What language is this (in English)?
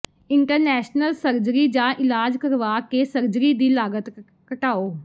Punjabi